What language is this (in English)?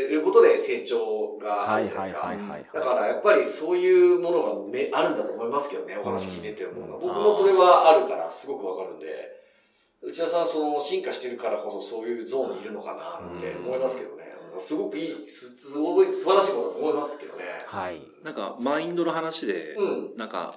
Japanese